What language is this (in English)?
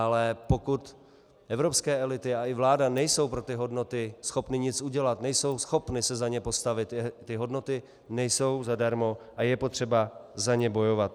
Czech